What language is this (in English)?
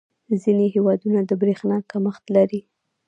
Pashto